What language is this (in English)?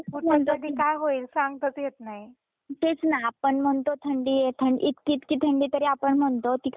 Marathi